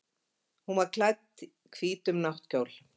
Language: Icelandic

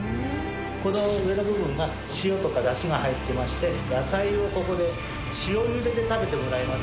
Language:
Japanese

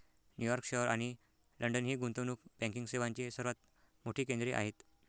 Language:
Marathi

